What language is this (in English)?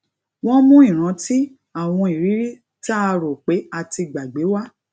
Yoruba